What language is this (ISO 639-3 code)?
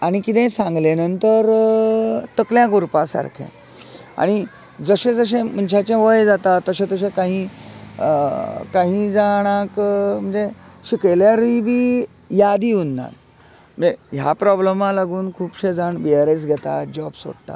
kok